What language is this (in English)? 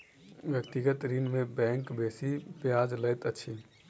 Maithili